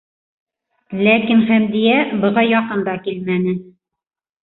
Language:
Bashkir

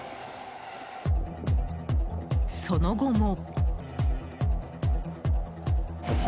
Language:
Japanese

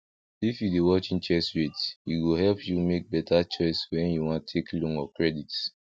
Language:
Nigerian Pidgin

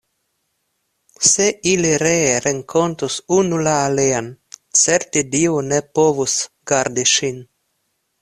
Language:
Esperanto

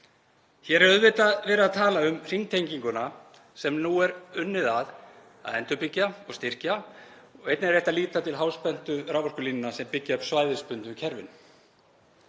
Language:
Icelandic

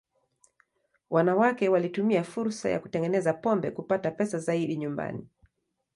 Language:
Swahili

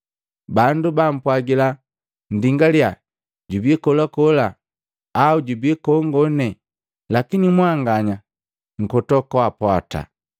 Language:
Matengo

